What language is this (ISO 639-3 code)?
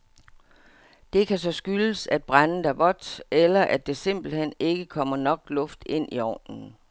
dan